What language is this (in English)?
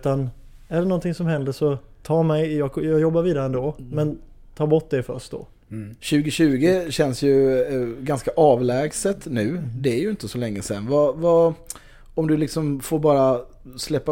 Swedish